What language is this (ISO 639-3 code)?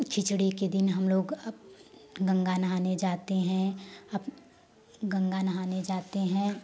hin